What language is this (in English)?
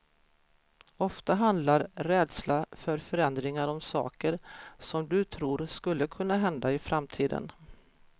Swedish